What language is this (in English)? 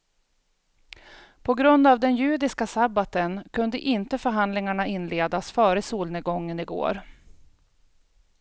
Swedish